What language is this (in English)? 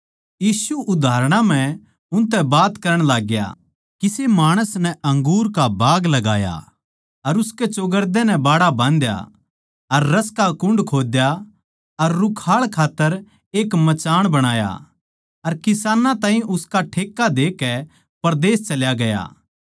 Haryanvi